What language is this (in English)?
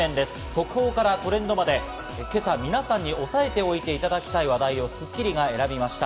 Japanese